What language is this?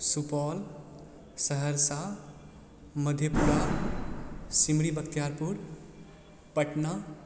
Maithili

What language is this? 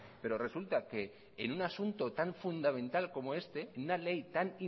Spanish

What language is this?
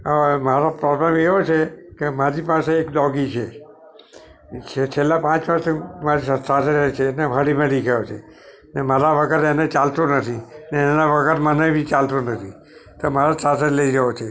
Gujarati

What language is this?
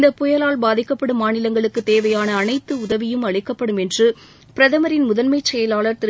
Tamil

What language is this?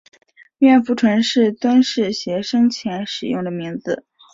Chinese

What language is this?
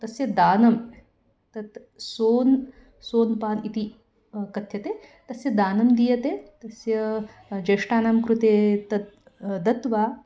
Sanskrit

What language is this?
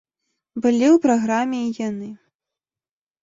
Belarusian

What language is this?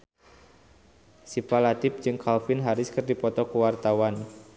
Sundanese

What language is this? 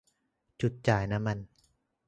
Thai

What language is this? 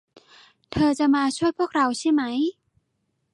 Thai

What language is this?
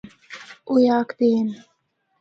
Northern Hindko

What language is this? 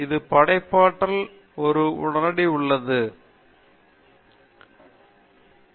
Tamil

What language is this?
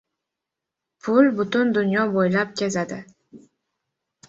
Uzbek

